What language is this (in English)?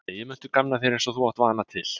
Icelandic